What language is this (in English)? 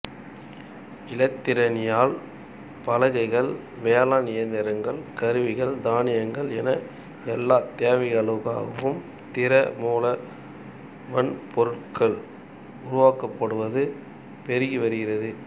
Tamil